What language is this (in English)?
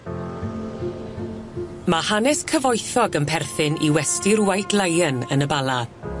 Welsh